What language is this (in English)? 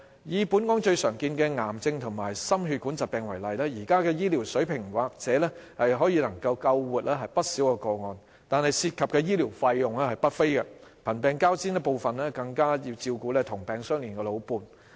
Cantonese